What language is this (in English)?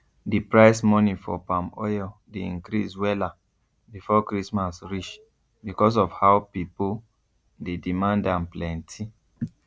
Nigerian Pidgin